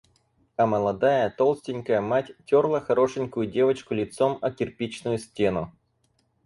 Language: Russian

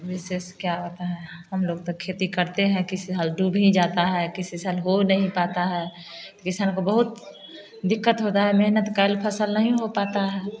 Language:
Hindi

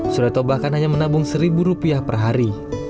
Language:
Indonesian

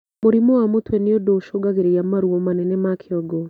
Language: Kikuyu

